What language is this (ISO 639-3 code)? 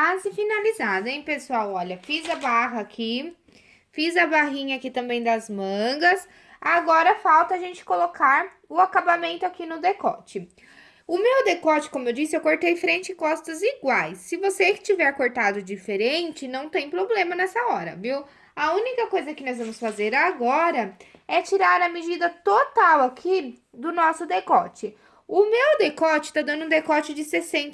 por